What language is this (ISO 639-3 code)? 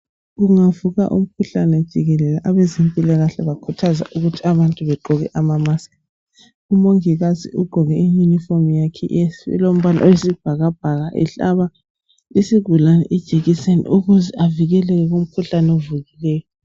nde